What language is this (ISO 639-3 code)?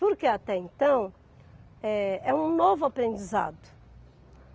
por